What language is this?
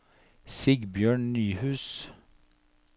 Norwegian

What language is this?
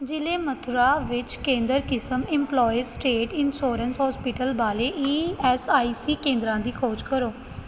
Punjabi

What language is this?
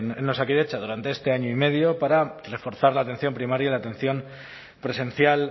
Spanish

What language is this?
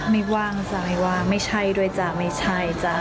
Thai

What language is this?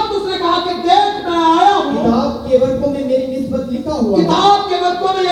Urdu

